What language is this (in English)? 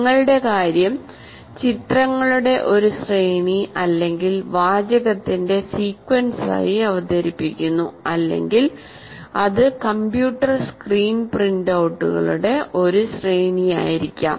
Malayalam